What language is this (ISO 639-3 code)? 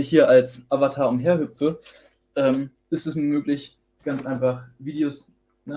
deu